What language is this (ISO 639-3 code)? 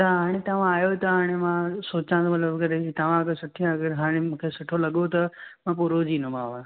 snd